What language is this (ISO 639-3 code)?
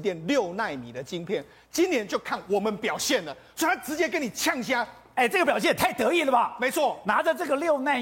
zho